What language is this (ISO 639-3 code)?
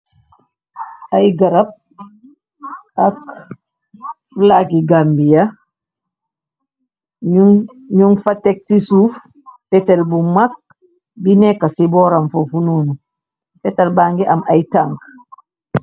wol